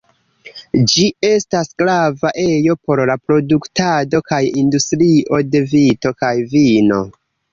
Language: Esperanto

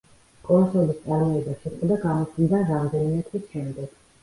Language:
Georgian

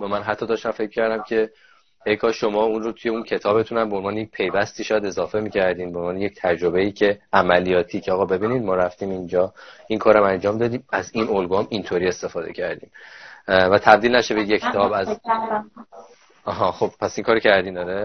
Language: Persian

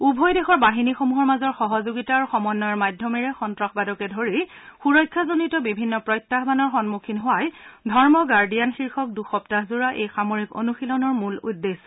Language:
Assamese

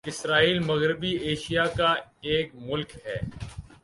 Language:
Urdu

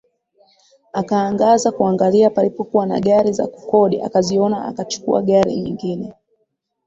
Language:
Swahili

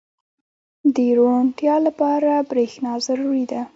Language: Pashto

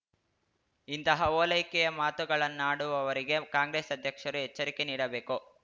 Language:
Kannada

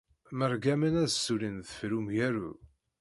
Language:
Kabyle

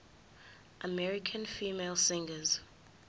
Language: Zulu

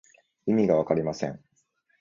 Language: Japanese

